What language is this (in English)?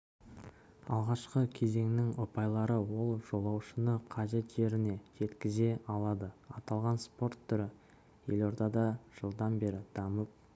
Kazakh